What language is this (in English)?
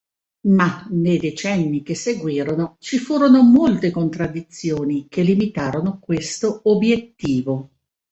Italian